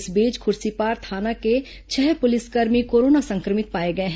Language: Hindi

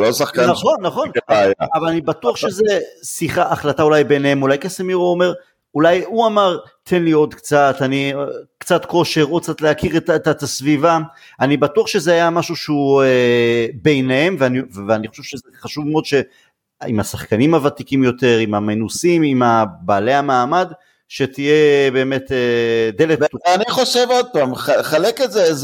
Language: Hebrew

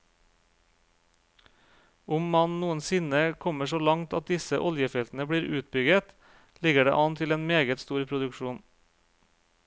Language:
Norwegian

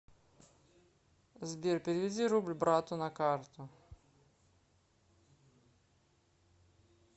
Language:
Russian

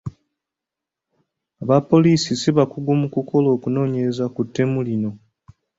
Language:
Ganda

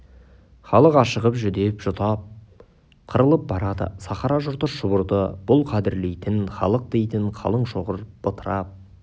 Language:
Kazakh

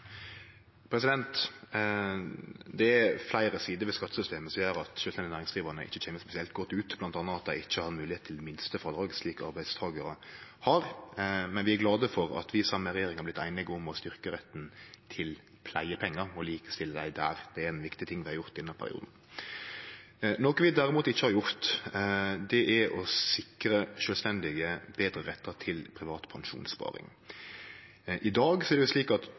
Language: Norwegian Nynorsk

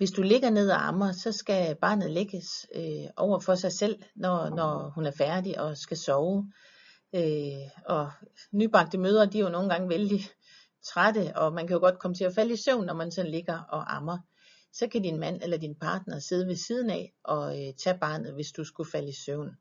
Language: Danish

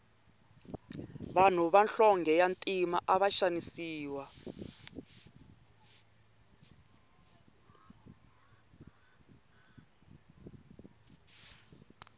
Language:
Tsonga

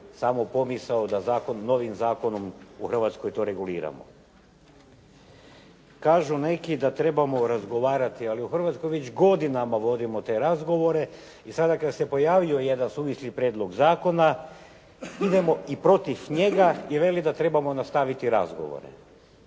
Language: Croatian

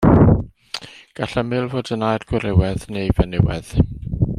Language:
Welsh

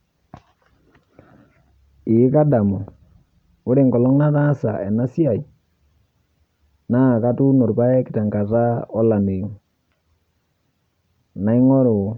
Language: Masai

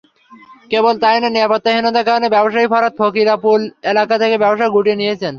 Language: Bangla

